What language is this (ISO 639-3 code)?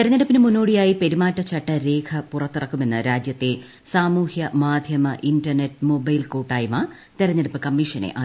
mal